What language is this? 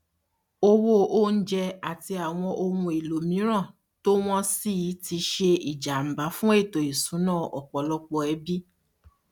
Yoruba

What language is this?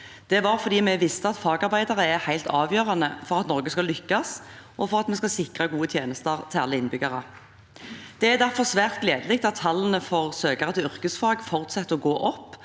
Norwegian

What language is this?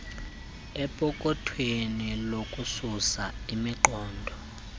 Xhosa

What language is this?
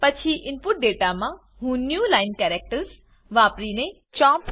Gujarati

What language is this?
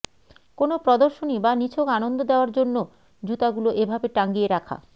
Bangla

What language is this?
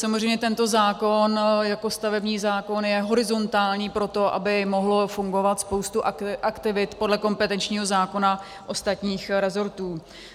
Czech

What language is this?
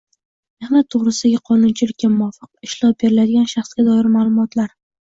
Uzbek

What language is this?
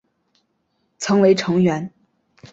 Chinese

